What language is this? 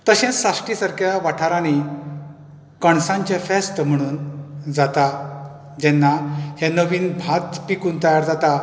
Konkani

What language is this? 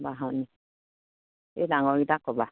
Assamese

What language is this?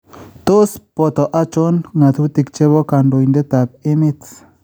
Kalenjin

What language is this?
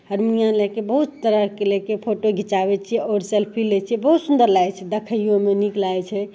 Maithili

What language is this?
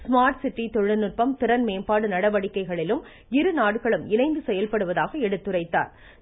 Tamil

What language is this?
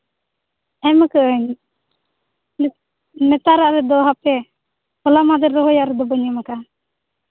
Santali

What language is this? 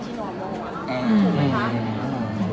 Thai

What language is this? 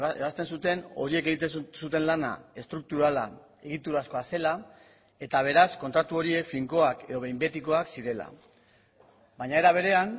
Basque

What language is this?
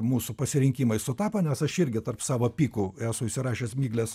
Lithuanian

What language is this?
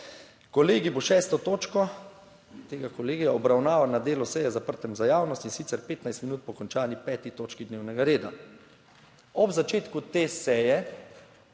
Slovenian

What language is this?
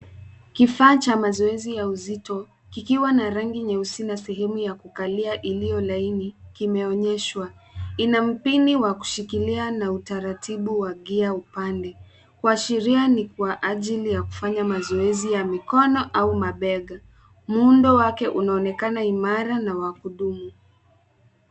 Swahili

